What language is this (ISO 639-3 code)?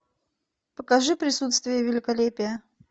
rus